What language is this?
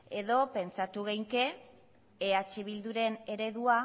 Basque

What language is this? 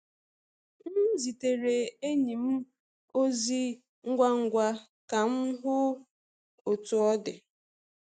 Igbo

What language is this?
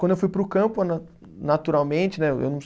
Portuguese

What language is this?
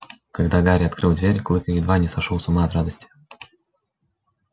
Russian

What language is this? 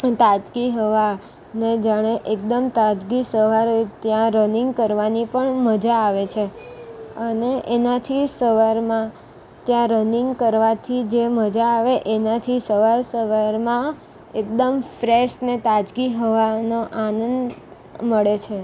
Gujarati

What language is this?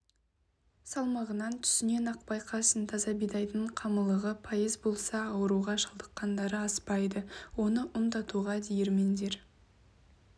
Kazakh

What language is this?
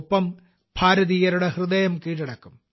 Malayalam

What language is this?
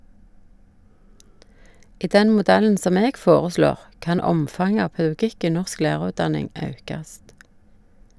Norwegian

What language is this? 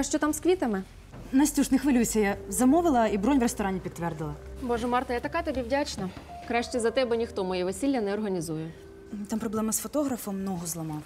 Ukrainian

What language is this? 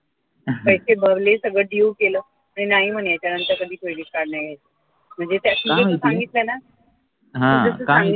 Marathi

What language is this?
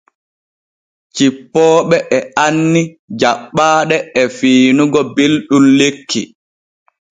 Borgu Fulfulde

